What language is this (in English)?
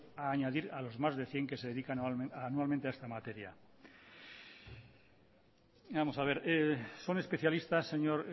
Spanish